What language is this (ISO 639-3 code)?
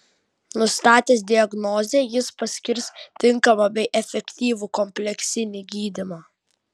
lit